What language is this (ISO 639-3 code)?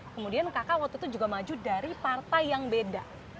ind